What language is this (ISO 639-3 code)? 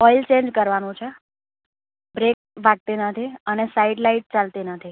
guj